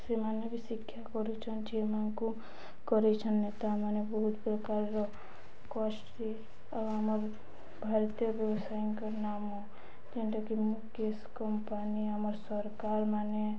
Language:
Odia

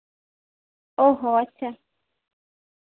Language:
Santali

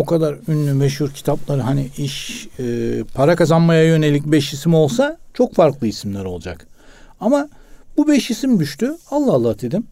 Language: Turkish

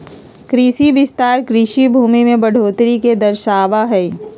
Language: Magahi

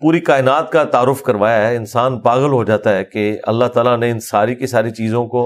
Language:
Urdu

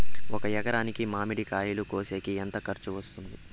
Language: Telugu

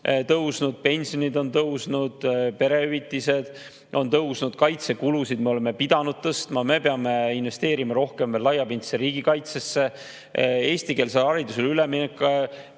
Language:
Estonian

